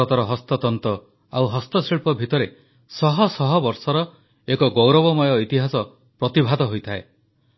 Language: Odia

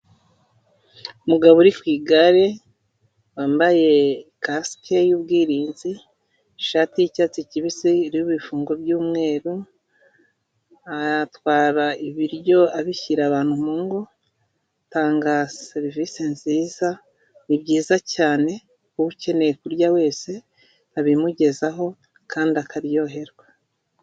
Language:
Kinyarwanda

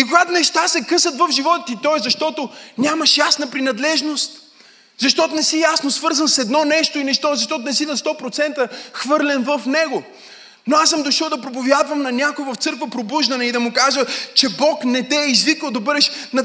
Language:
Bulgarian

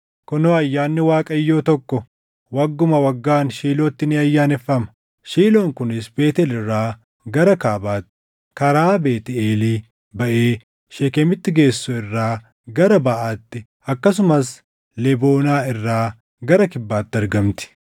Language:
Oromo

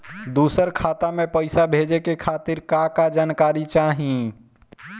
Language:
Bhojpuri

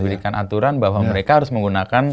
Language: Indonesian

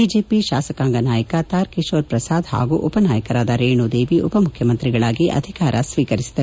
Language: Kannada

